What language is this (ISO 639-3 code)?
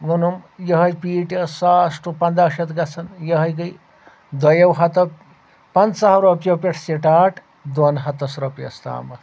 kas